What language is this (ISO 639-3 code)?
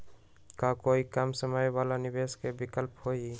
mag